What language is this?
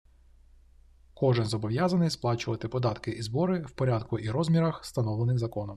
Ukrainian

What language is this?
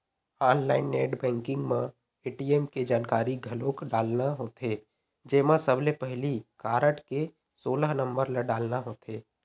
Chhattisgarhi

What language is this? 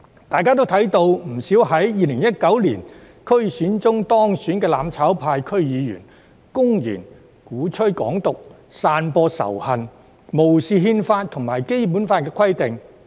Cantonese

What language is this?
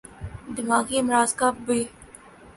Urdu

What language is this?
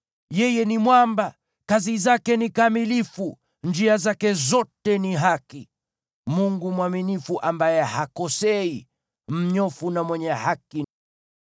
Swahili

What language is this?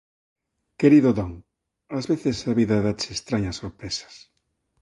Galician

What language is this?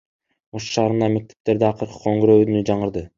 Kyrgyz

